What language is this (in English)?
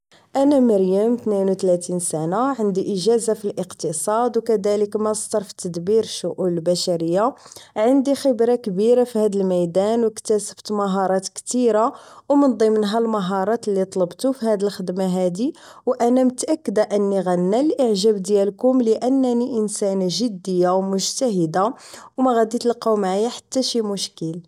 Moroccan Arabic